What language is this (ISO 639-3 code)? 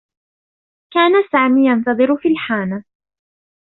ara